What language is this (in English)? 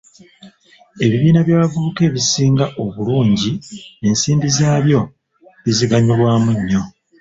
Ganda